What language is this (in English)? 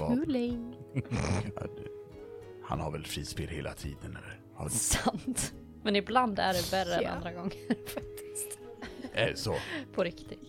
Swedish